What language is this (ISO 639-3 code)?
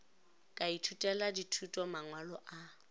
nso